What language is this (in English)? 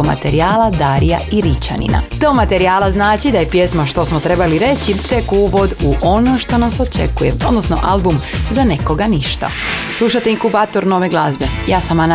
Croatian